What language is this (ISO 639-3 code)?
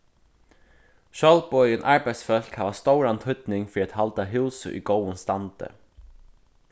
fao